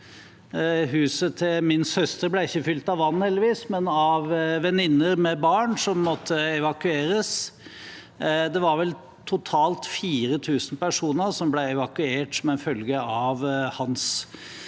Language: Norwegian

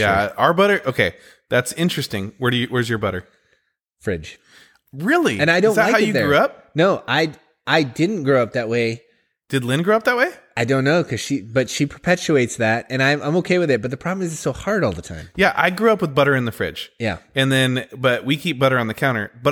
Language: English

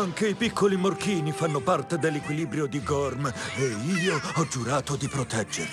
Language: Italian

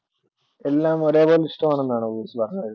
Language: Malayalam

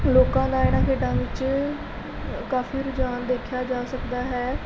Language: Punjabi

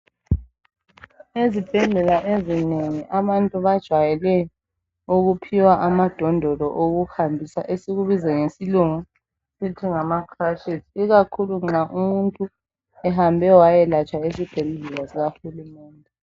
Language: North Ndebele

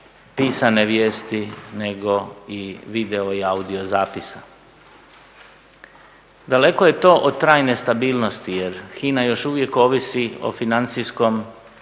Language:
Croatian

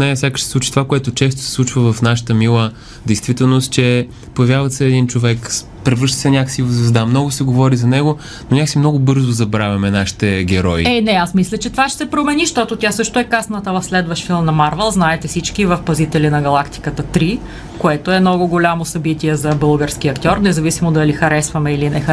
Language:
Bulgarian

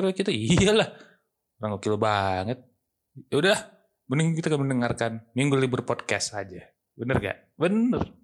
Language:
Indonesian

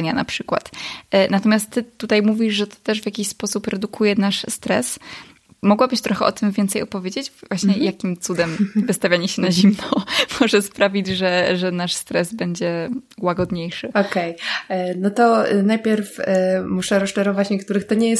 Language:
Polish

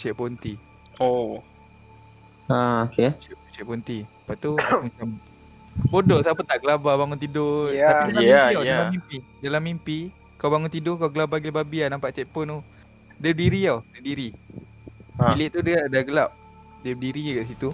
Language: Malay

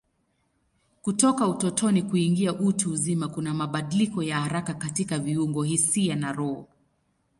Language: Swahili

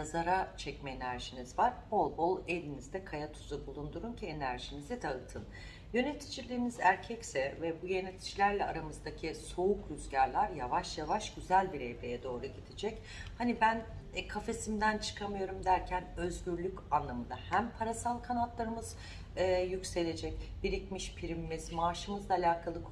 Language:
Turkish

